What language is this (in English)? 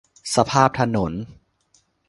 Thai